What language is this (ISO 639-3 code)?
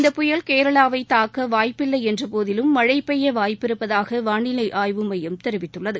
tam